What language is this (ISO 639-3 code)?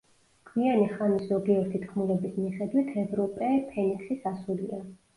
kat